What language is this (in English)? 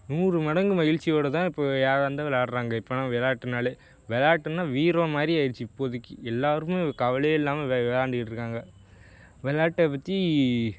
Tamil